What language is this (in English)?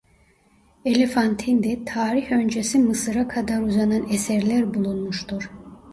Turkish